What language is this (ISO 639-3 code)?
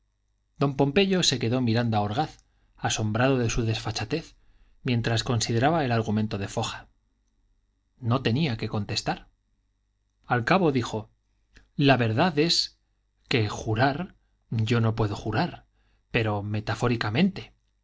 spa